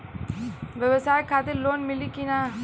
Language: Bhojpuri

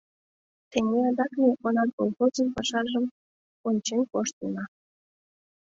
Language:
Mari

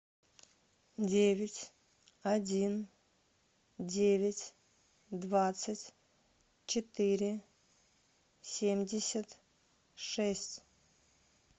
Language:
Russian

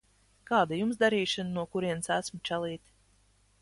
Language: Latvian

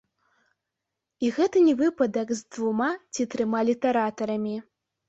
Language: Belarusian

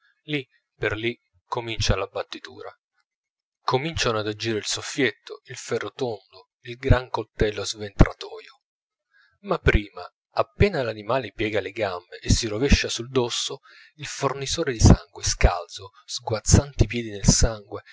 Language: Italian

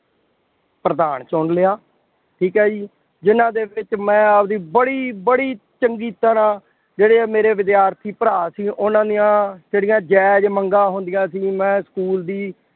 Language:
Punjabi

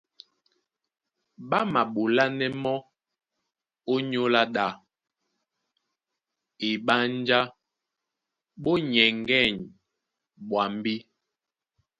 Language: Duala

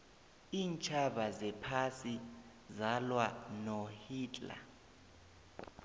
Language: South Ndebele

